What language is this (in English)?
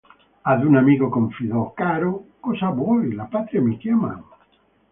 Italian